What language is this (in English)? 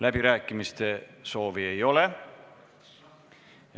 Estonian